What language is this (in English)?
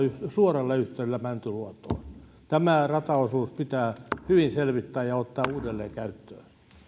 Finnish